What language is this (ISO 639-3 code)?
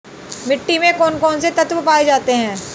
hin